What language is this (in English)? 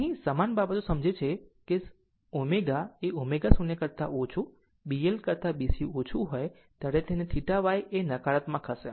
Gujarati